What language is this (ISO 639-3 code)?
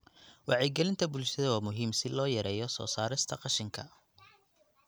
som